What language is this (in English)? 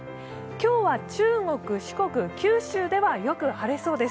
Japanese